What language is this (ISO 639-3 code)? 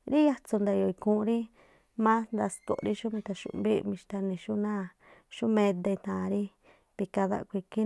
tpl